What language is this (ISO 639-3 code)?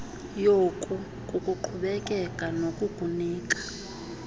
xho